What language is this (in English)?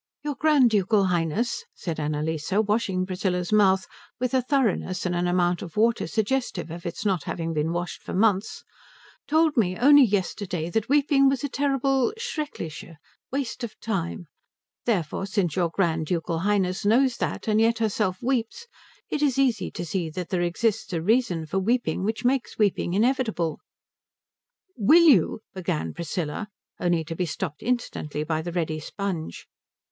English